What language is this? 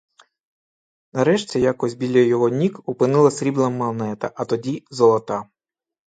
Ukrainian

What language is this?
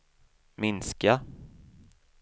Swedish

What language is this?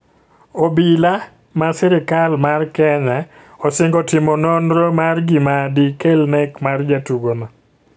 Luo (Kenya and Tanzania)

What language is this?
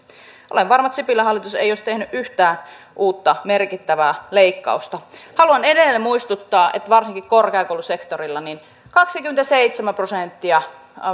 Finnish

